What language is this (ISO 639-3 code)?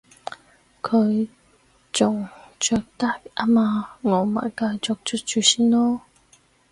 yue